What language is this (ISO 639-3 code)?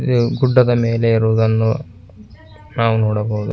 kan